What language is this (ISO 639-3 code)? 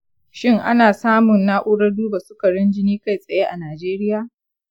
hau